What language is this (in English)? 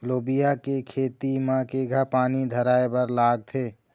Chhattisgarhi